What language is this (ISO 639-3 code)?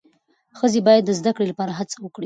pus